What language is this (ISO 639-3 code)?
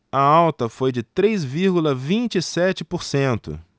por